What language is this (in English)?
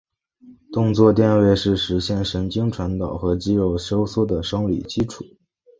Chinese